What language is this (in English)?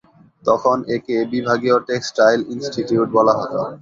Bangla